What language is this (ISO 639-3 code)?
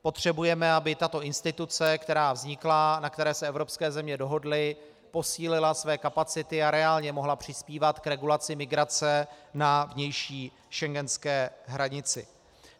ces